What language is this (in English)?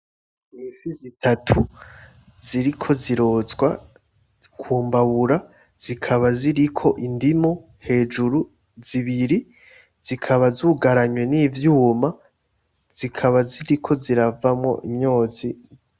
Rundi